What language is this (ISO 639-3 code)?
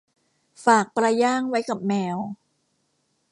tha